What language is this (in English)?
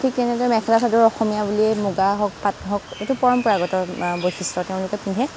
Assamese